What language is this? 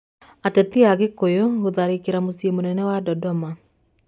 Kikuyu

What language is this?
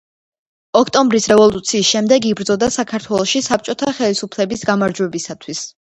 Georgian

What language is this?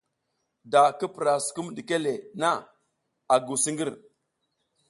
South Giziga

